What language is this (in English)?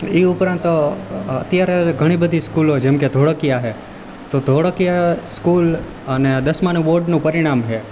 Gujarati